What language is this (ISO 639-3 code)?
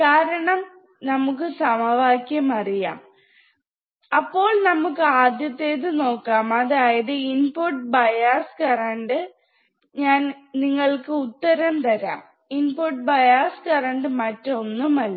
mal